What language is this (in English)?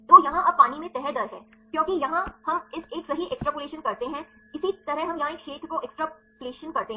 Hindi